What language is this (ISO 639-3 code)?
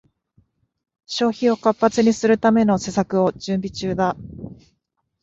jpn